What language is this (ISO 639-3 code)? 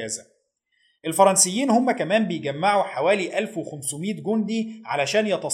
ara